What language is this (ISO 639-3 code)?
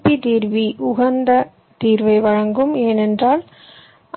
tam